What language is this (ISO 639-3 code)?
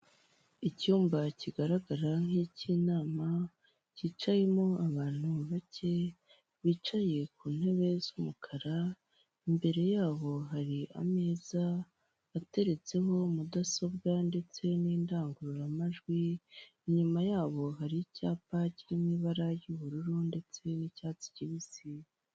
kin